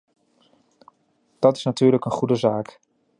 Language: Dutch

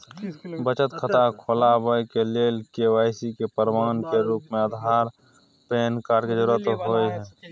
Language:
Maithili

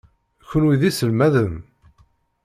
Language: Kabyle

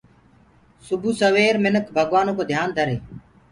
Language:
Gurgula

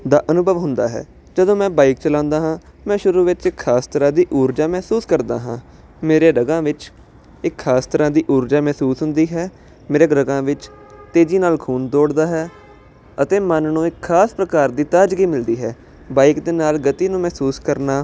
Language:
Punjabi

